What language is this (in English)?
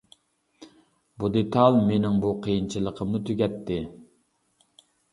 Uyghur